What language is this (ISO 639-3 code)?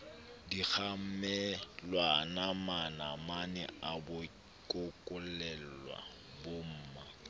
sot